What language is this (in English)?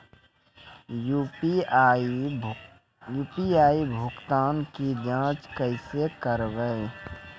Maithili